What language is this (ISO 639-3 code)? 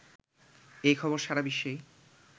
ben